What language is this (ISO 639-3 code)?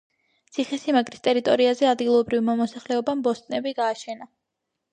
kat